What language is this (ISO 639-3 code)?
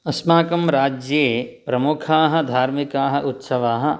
san